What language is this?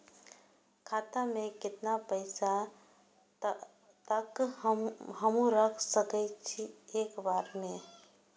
Maithili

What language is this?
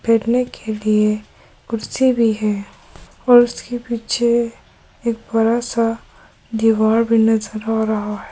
Hindi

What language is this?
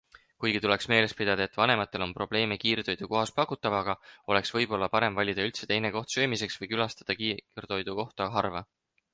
Estonian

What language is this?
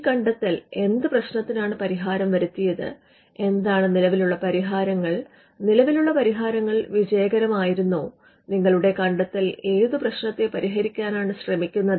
Malayalam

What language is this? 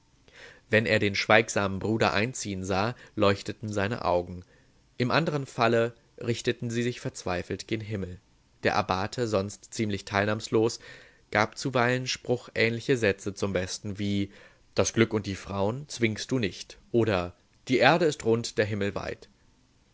German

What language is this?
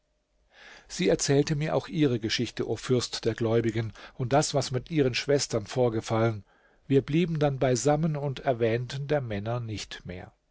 German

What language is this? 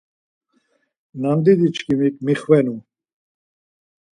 Laz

